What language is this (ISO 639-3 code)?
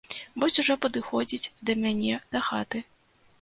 bel